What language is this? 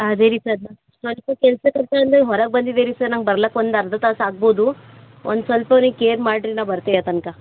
Kannada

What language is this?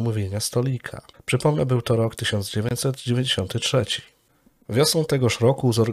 Polish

